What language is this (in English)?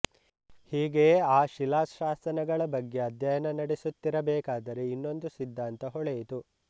Kannada